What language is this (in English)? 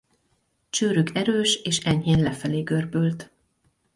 Hungarian